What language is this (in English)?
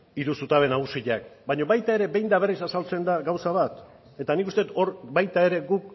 Basque